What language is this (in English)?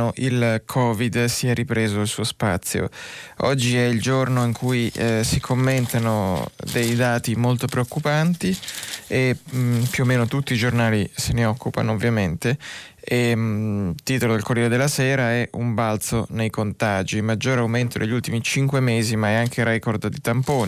Italian